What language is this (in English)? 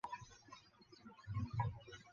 Chinese